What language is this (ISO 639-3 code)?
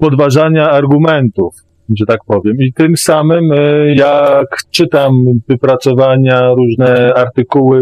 pol